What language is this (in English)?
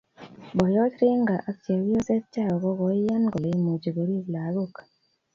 Kalenjin